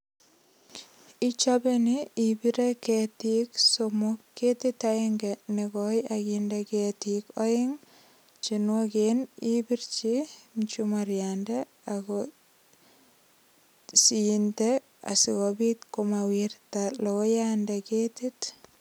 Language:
Kalenjin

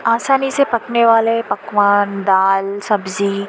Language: Urdu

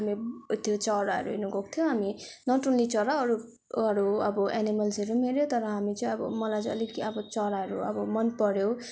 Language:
Nepali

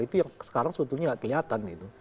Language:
Indonesian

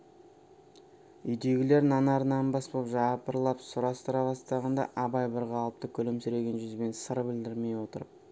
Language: Kazakh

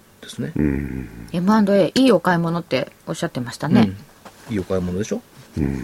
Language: Japanese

